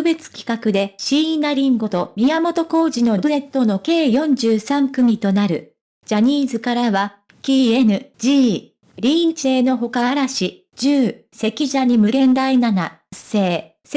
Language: Japanese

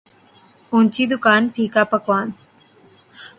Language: Urdu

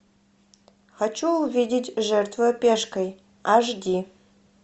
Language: Russian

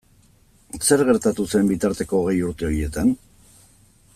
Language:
Basque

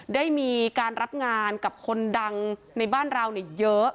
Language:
Thai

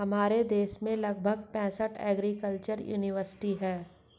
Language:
Hindi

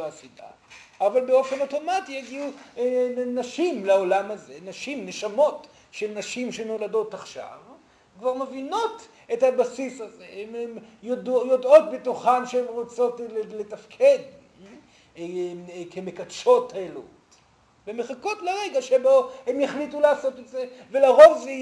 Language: Hebrew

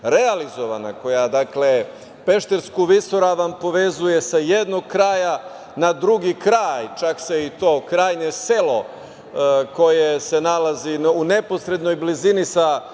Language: Serbian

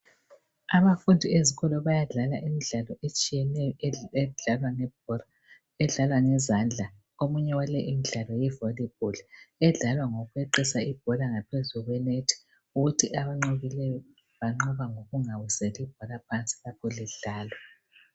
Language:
North Ndebele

